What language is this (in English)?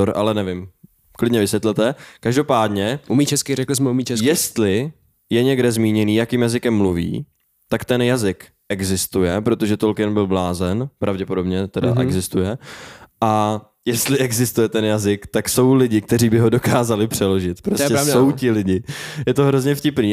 Czech